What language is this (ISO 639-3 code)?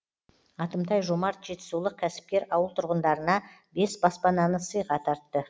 kaz